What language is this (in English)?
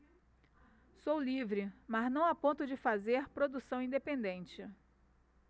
Portuguese